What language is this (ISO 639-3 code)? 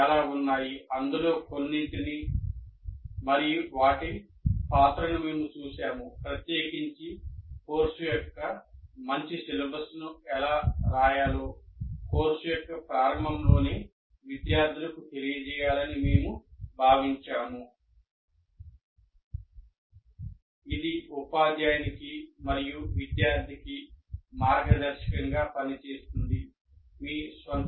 tel